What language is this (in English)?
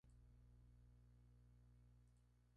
Spanish